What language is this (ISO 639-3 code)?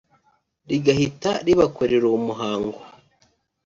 kin